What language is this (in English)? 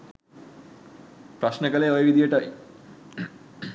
Sinhala